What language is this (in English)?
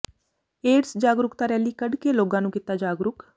Punjabi